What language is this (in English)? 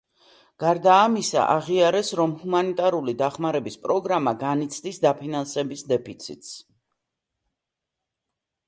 Georgian